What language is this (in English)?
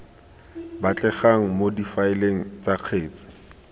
Tswana